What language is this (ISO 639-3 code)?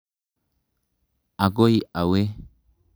kln